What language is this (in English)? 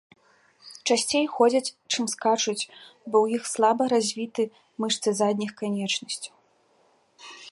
Belarusian